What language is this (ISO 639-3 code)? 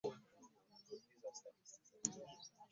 lug